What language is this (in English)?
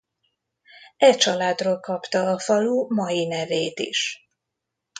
Hungarian